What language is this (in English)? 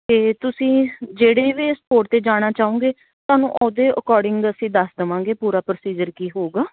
Punjabi